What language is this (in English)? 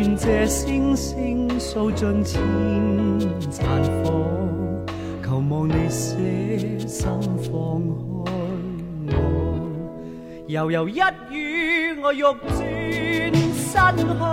Chinese